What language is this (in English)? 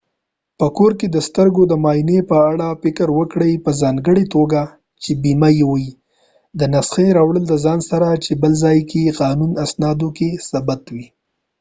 Pashto